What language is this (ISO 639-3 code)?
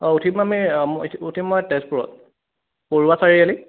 asm